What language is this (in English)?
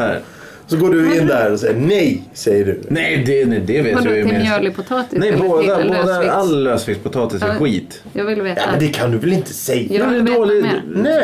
Swedish